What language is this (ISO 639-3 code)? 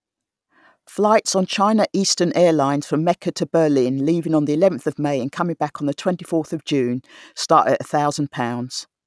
eng